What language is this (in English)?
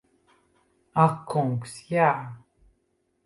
Latvian